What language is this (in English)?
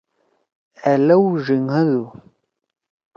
Torwali